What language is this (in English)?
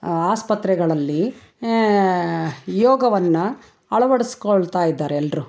Kannada